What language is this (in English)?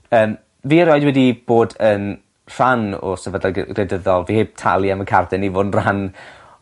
Welsh